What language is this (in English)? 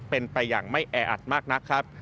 Thai